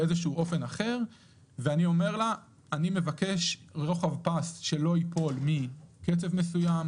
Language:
Hebrew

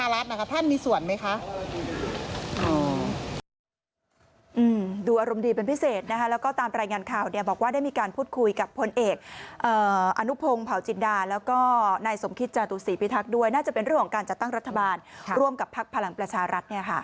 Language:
Thai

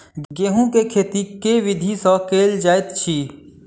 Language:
Maithili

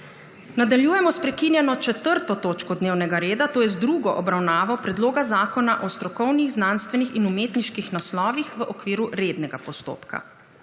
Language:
Slovenian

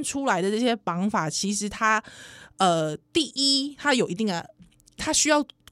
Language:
Chinese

